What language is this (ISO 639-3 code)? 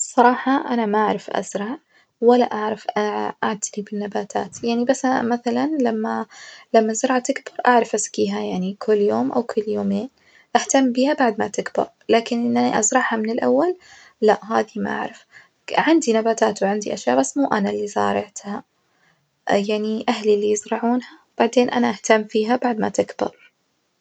ars